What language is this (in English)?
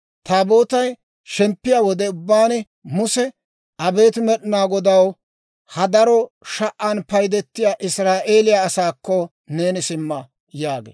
Dawro